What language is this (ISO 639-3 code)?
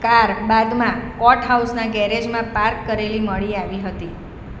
guj